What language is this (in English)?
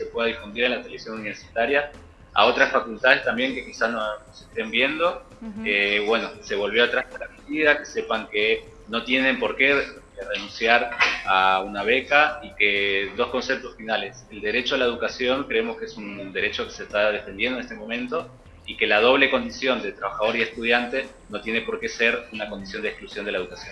Spanish